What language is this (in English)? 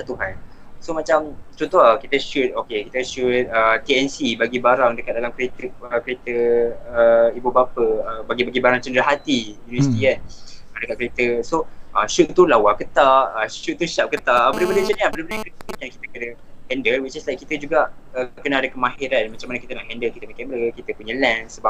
Malay